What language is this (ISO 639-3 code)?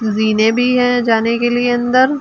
hin